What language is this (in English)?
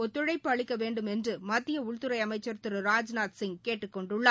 Tamil